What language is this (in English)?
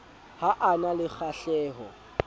Southern Sotho